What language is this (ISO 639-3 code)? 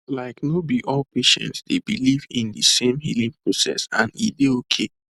pcm